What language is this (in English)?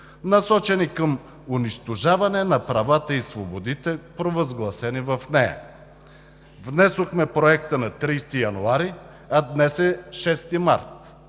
Bulgarian